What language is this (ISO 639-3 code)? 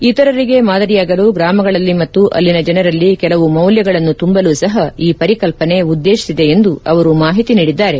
kan